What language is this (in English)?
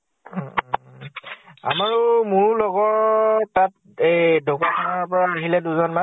Assamese